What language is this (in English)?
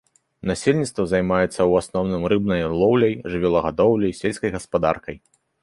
Belarusian